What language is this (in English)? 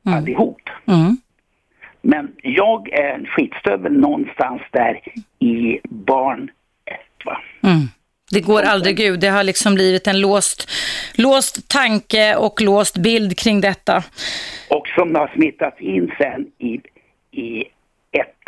Swedish